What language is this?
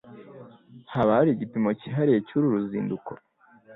Kinyarwanda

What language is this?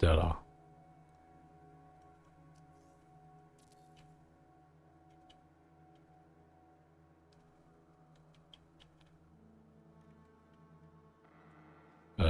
German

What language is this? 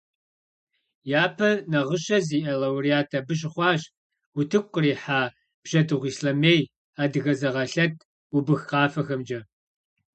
Kabardian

